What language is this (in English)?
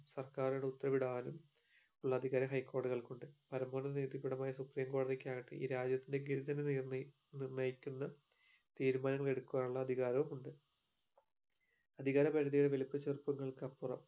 Malayalam